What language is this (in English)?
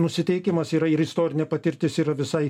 Lithuanian